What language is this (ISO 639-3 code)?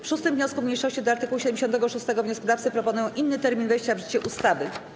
pol